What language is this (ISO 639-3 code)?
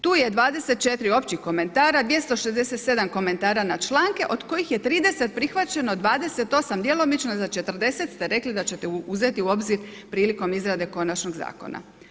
hrv